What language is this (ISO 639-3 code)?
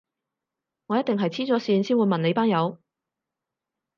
yue